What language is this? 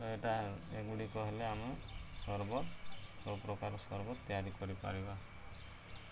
Odia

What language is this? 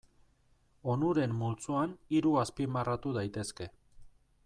Basque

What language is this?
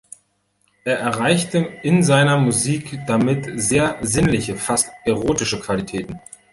German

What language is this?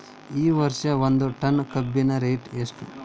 Kannada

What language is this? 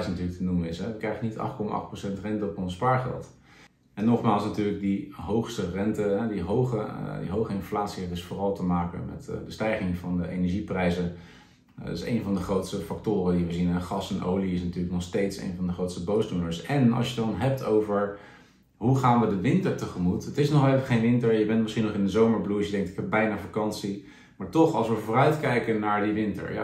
Dutch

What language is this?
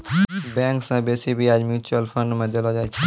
Maithili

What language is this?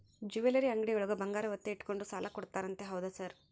Kannada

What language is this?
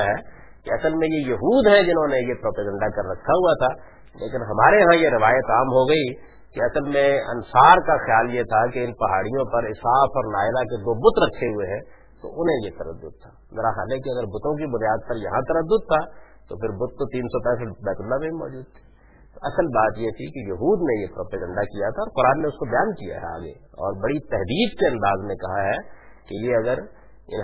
Urdu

